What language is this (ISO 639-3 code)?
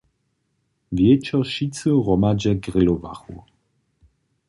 hsb